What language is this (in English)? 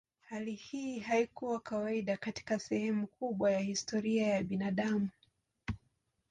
Swahili